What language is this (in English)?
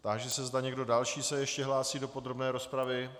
Czech